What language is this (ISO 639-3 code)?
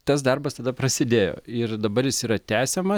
lit